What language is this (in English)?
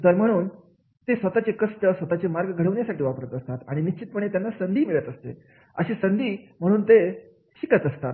Marathi